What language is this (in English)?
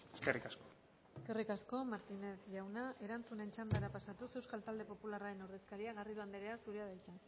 Basque